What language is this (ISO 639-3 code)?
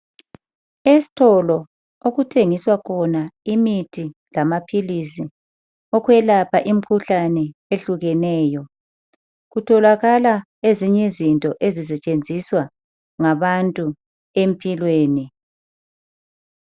nde